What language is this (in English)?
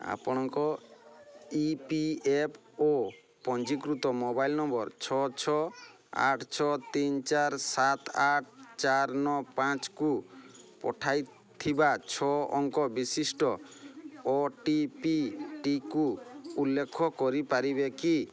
Odia